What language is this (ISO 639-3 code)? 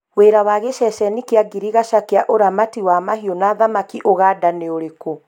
kik